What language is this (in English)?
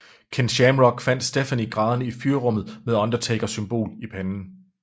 Danish